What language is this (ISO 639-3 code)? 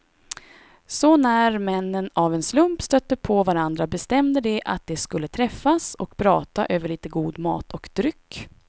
swe